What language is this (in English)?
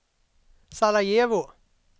Swedish